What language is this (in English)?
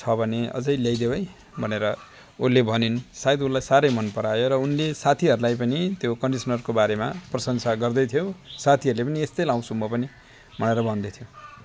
Nepali